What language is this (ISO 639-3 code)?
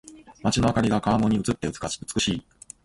jpn